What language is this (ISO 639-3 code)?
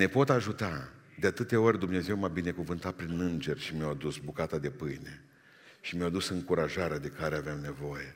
ron